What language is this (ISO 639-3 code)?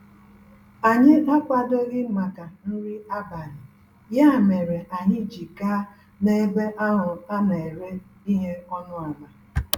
ibo